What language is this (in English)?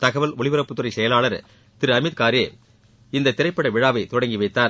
Tamil